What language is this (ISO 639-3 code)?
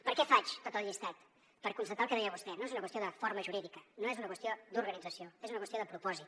cat